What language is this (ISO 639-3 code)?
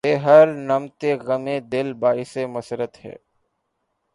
urd